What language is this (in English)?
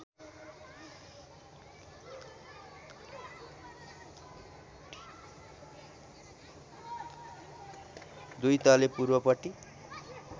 Nepali